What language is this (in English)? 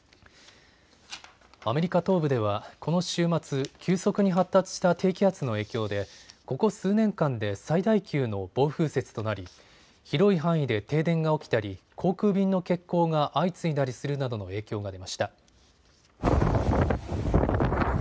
Japanese